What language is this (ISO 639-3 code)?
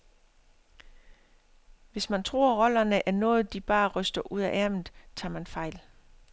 dan